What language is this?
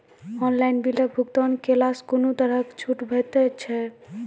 Maithili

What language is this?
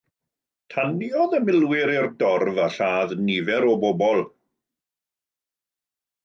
Welsh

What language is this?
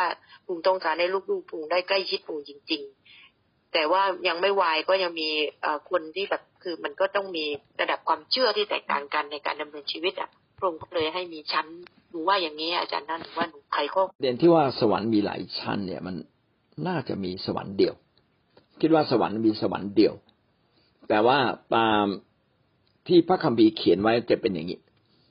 Thai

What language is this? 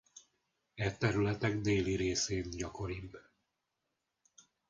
Hungarian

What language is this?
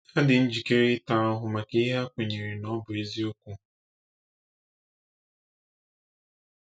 Igbo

